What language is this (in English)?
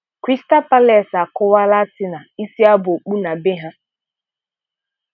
Igbo